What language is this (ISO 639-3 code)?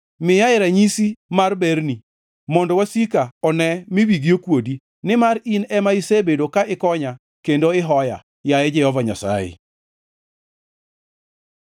luo